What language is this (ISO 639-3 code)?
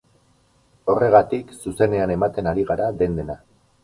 eus